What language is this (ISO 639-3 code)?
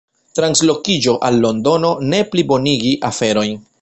epo